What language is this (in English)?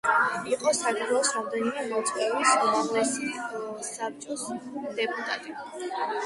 Georgian